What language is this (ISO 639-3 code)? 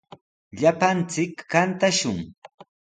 qws